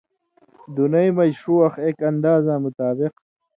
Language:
Indus Kohistani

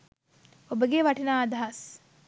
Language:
Sinhala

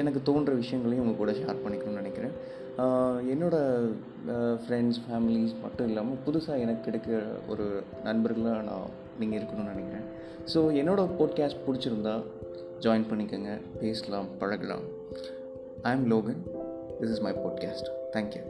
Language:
Tamil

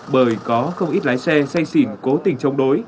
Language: Vietnamese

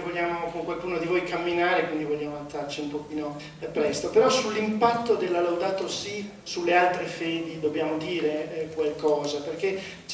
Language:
Italian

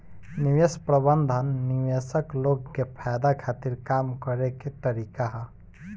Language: Bhojpuri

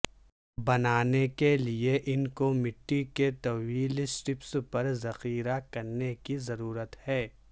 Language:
Urdu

